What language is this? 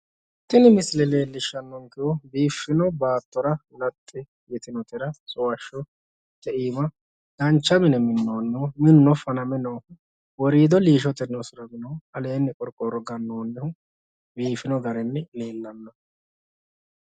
Sidamo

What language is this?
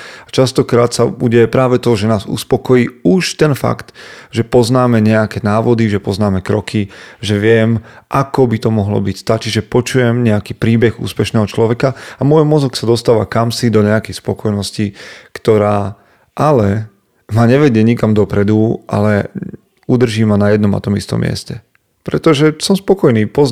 Slovak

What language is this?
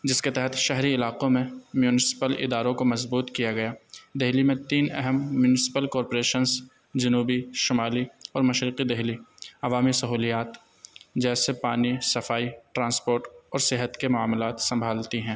Urdu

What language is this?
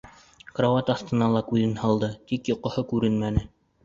Bashkir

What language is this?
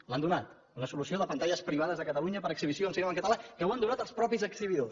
Catalan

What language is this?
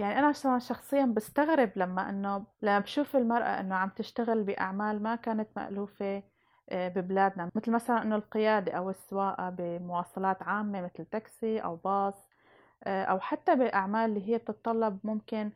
Arabic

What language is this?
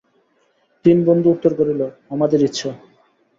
Bangla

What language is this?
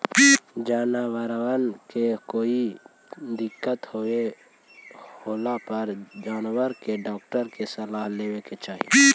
Magahi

